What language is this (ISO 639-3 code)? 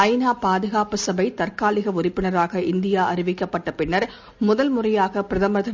tam